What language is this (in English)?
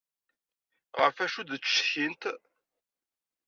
Kabyle